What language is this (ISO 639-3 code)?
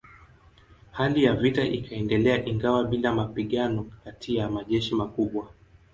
swa